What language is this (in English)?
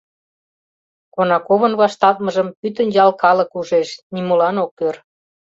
Mari